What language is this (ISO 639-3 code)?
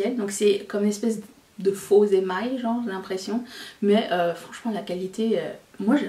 fra